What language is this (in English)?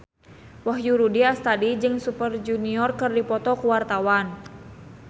Sundanese